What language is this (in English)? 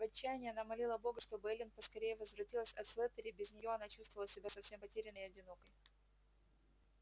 Russian